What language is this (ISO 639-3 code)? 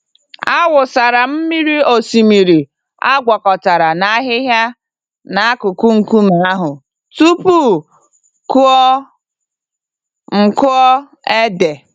ibo